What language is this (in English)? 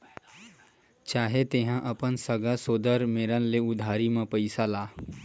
Chhattisgarhi